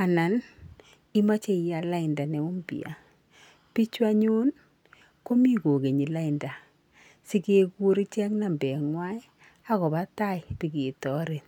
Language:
Kalenjin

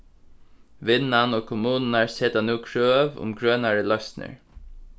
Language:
Faroese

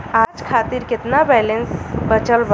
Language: Bhojpuri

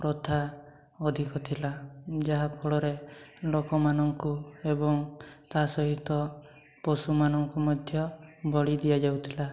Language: Odia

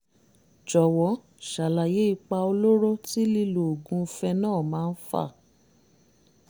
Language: Yoruba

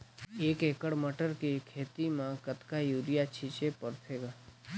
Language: Chhattisgarhi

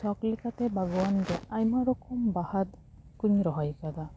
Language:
Santali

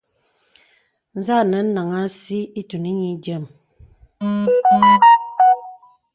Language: Bebele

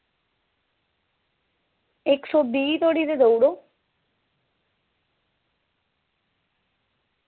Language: Dogri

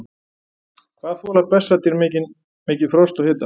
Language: Icelandic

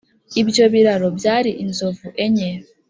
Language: Kinyarwanda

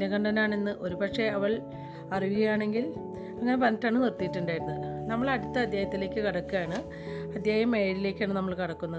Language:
Malayalam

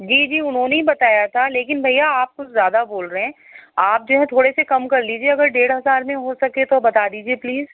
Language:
Urdu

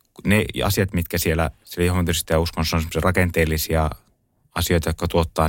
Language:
Finnish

